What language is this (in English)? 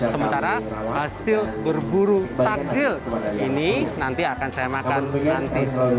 Indonesian